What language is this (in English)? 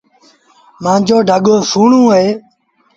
Sindhi Bhil